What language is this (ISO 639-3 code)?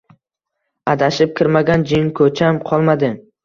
uzb